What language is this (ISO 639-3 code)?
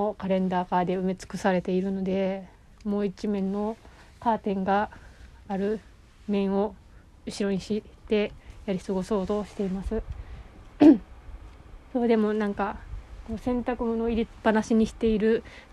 jpn